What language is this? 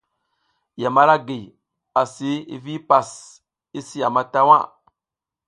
South Giziga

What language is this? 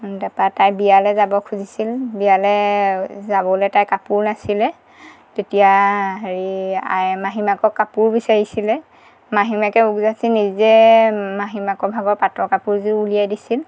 Assamese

